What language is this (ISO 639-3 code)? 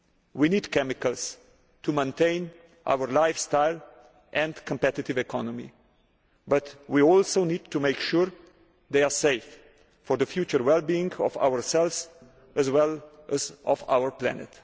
eng